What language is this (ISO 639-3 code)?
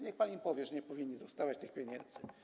pol